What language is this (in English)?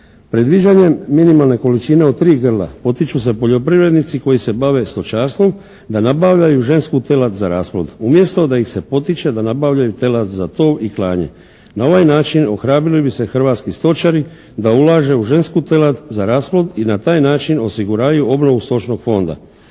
Croatian